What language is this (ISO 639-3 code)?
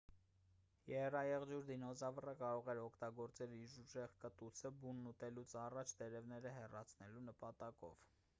hye